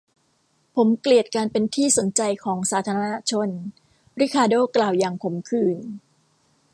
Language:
Thai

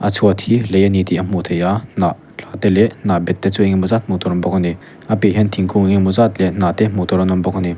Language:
Mizo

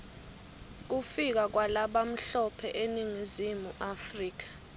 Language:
Swati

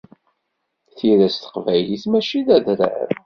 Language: Kabyle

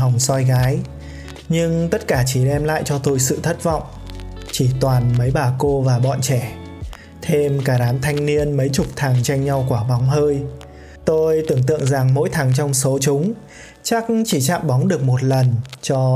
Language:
Vietnamese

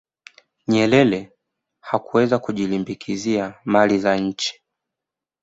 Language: Swahili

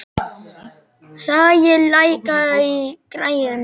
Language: Icelandic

